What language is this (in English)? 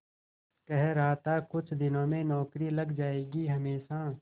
Hindi